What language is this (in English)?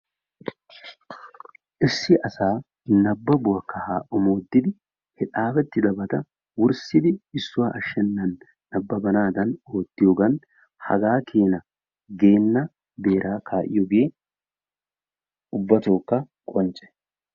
Wolaytta